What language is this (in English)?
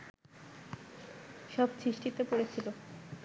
Bangla